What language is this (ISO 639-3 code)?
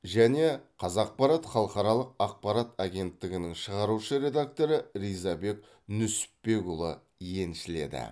kaz